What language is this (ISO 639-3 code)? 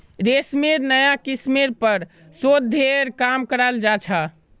mag